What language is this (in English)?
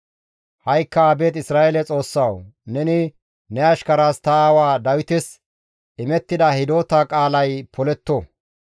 Gamo